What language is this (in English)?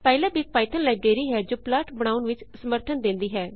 Punjabi